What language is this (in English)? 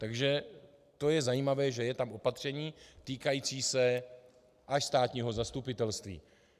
Czech